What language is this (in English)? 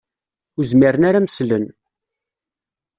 Kabyle